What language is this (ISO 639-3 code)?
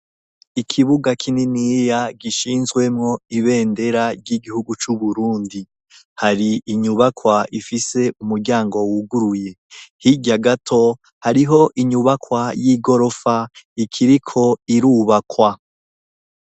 run